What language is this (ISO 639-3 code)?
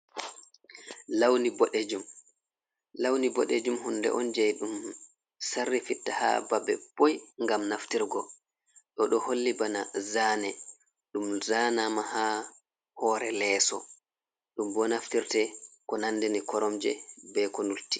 ful